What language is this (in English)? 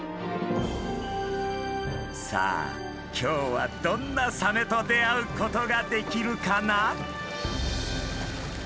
Japanese